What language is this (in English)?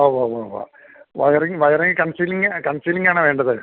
Malayalam